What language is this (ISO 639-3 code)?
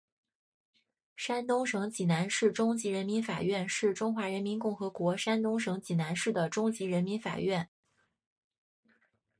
zho